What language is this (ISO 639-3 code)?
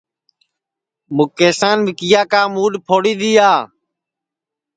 ssi